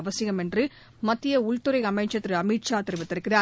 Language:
Tamil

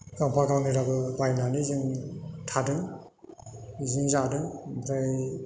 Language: Bodo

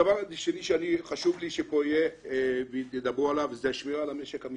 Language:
Hebrew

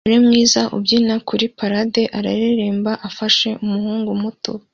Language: Kinyarwanda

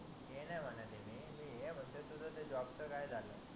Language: Marathi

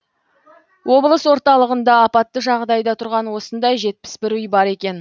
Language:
Kazakh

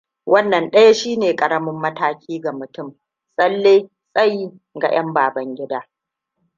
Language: Hausa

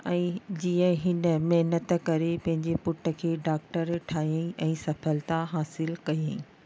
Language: Sindhi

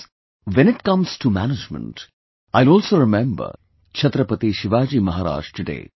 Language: English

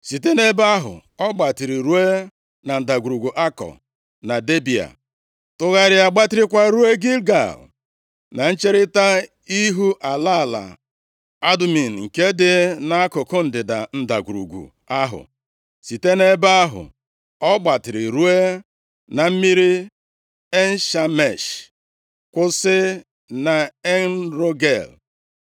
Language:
Igbo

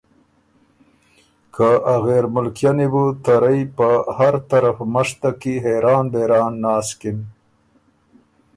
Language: Ormuri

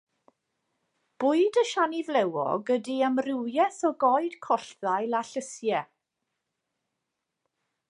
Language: Welsh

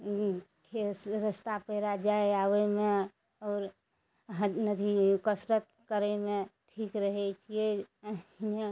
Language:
Maithili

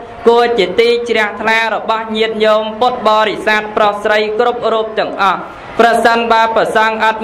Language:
Vietnamese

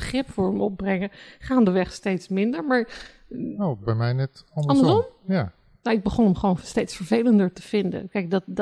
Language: Dutch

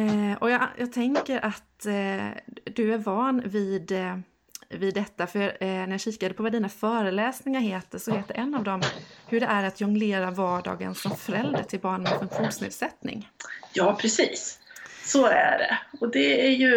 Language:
Swedish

